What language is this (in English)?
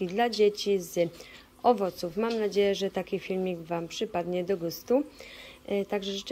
Polish